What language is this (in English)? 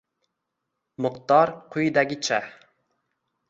Uzbek